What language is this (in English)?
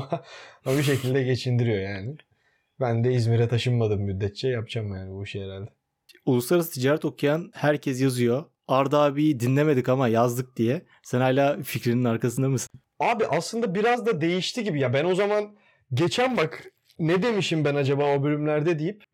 Turkish